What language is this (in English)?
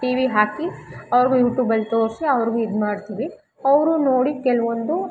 Kannada